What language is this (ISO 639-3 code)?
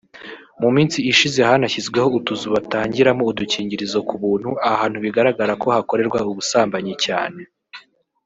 kin